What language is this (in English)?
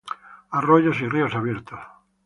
Spanish